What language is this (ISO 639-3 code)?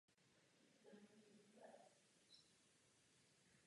ces